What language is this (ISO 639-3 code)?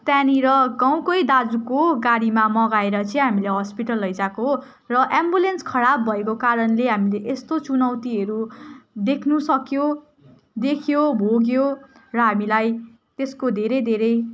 nep